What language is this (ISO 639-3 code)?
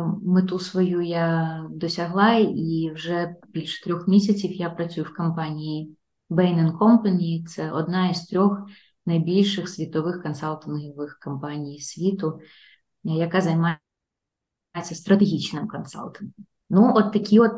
ukr